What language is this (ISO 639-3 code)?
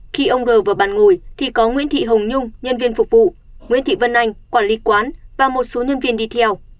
vie